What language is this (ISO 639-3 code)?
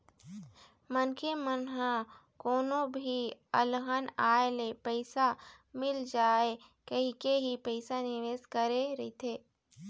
hne